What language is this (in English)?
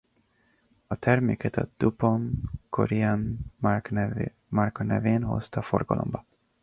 Hungarian